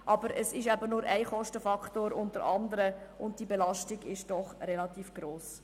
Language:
Swiss German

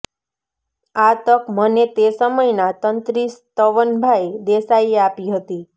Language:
Gujarati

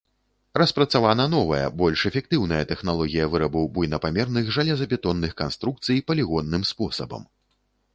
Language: Belarusian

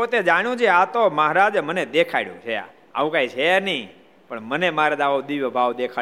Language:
Gujarati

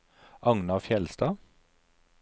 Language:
Norwegian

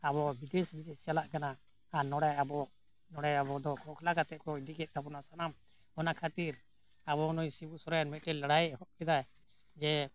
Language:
Santali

